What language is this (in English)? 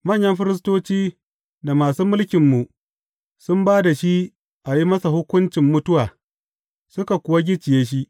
Hausa